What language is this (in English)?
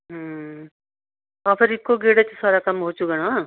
Punjabi